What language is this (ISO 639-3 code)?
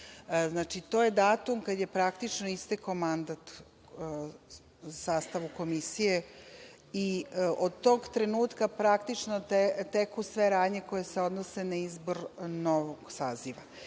srp